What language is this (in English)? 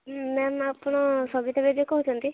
Odia